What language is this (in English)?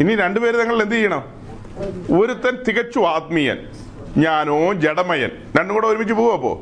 Malayalam